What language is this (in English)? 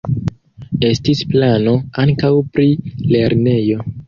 Esperanto